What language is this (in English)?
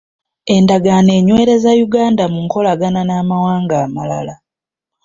Ganda